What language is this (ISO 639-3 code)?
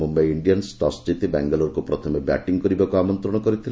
ori